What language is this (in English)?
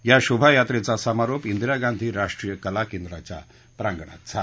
Marathi